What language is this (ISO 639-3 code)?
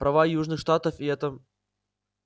rus